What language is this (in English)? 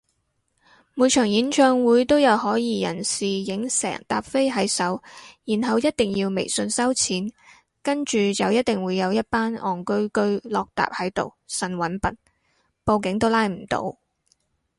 Cantonese